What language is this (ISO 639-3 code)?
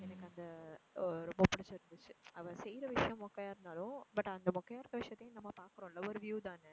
tam